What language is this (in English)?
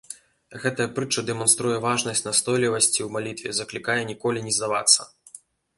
Belarusian